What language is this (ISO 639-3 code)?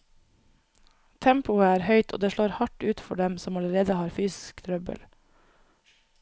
nor